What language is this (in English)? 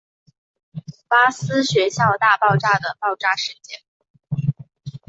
Chinese